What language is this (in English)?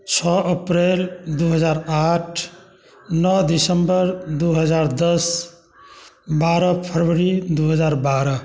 Maithili